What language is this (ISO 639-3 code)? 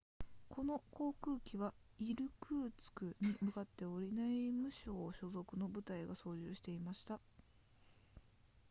jpn